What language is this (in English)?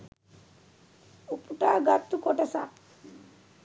Sinhala